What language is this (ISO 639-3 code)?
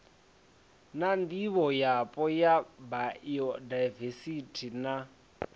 ven